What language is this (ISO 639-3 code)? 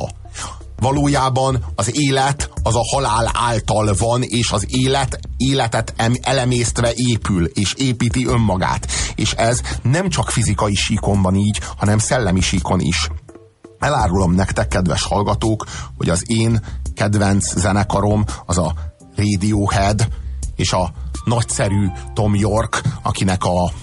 hun